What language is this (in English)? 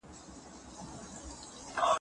Pashto